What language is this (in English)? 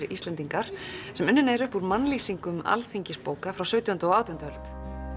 Icelandic